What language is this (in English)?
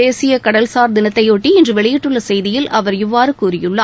Tamil